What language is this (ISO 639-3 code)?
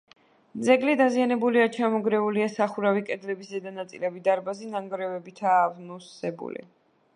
kat